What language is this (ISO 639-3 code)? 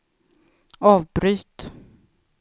swe